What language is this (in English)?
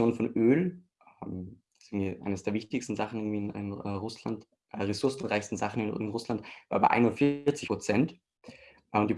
German